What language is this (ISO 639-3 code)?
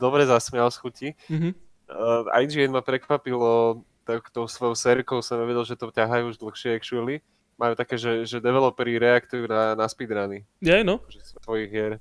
slk